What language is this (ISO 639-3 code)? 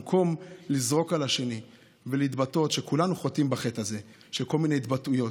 heb